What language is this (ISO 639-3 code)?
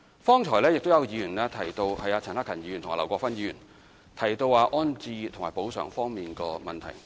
yue